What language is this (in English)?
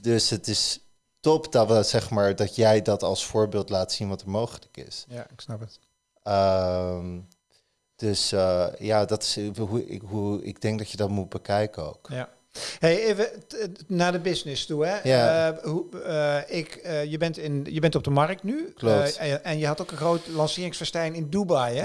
Dutch